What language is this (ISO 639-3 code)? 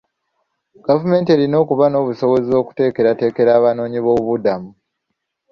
lug